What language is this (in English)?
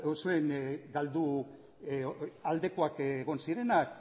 Basque